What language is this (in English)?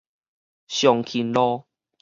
Min Nan Chinese